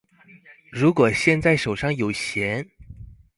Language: Chinese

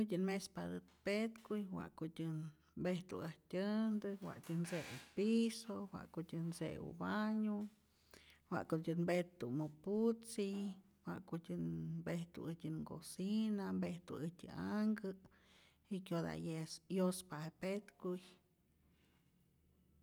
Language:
Rayón Zoque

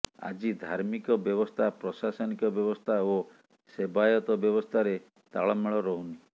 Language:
Odia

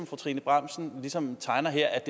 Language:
Danish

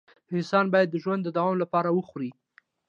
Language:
Pashto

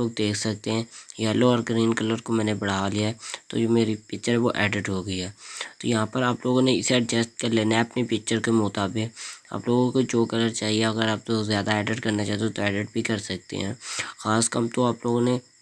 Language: Urdu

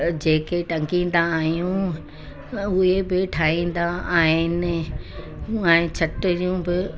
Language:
Sindhi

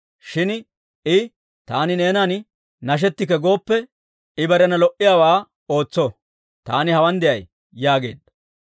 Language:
Dawro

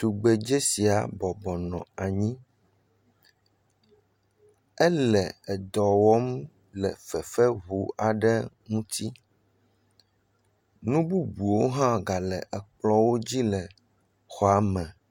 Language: Ewe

